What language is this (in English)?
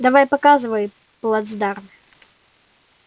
Russian